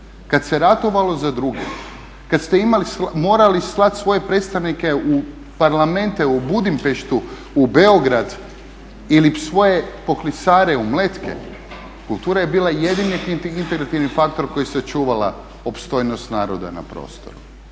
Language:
Croatian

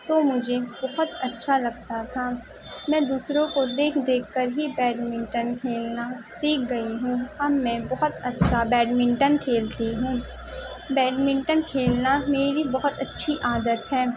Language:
Urdu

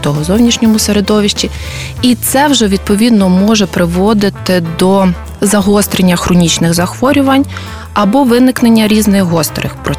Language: Ukrainian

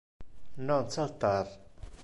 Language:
Interlingua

